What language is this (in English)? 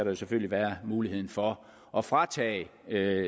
Danish